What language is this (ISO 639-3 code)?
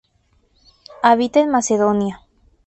spa